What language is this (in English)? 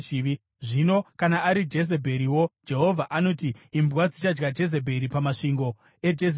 Shona